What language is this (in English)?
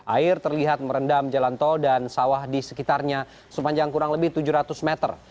Indonesian